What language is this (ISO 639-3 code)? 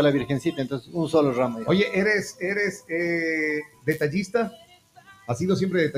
spa